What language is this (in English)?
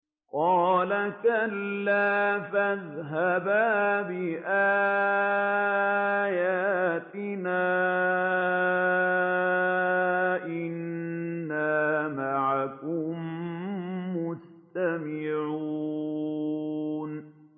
Arabic